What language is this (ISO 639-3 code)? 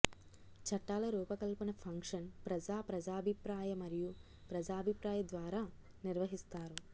tel